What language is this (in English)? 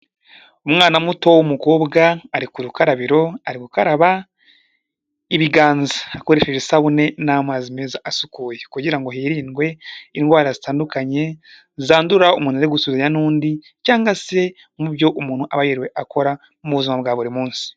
Kinyarwanda